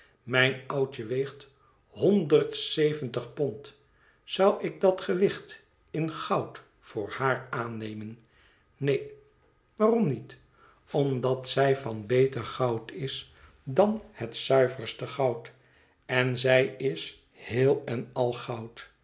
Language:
Dutch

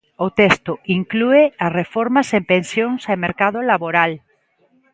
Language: Galician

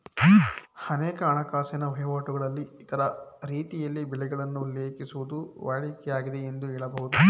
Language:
Kannada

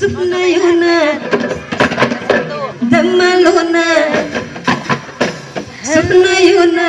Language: Indonesian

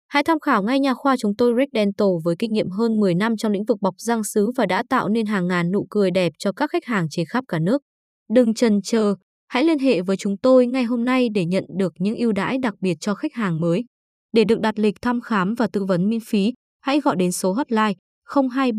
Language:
Vietnamese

